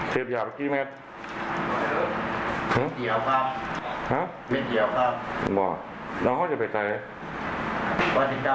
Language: Thai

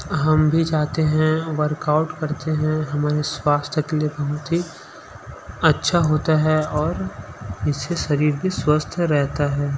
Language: Hindi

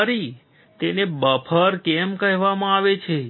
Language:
Gujarati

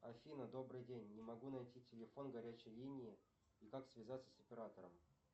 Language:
Russian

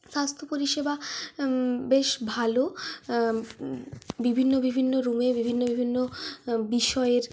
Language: Bangla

